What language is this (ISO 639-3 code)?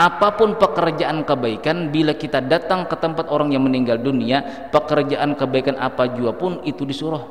ind